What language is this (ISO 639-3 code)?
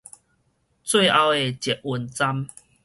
nan